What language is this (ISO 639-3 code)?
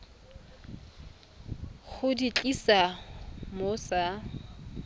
tsn